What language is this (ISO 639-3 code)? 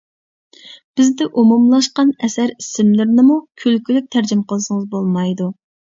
uig